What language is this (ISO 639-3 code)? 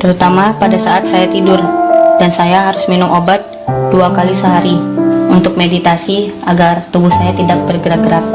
ind